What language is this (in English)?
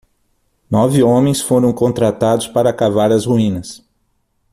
Portuguese